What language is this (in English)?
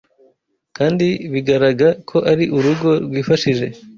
Kinyarwanda